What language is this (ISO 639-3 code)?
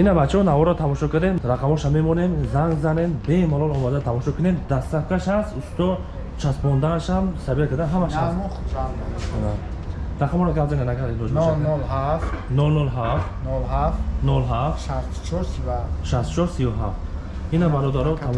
tur